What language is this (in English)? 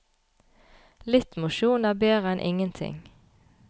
Norwegian